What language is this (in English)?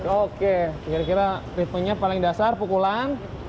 Indonesian